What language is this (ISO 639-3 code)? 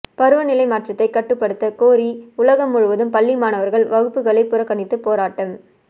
tam